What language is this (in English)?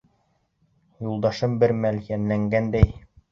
Bashkir